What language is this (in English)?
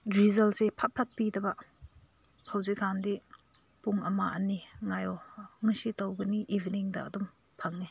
Manipuri